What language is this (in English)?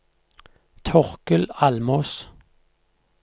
Norwegian